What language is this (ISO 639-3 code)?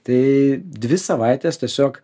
lit